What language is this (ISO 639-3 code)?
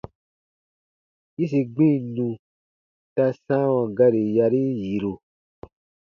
bba